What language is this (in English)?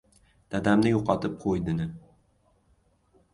Uzbek